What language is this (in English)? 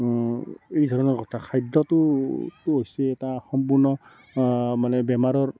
Assamese